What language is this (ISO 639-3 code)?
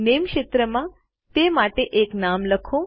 guj